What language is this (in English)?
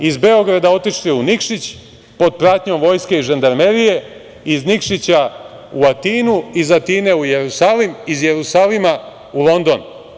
Serbian